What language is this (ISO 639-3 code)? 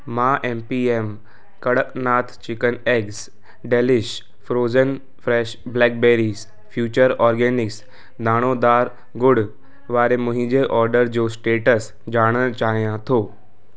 snd